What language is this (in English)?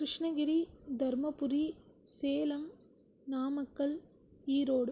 Tamil